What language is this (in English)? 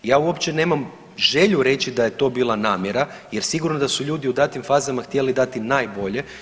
Croatian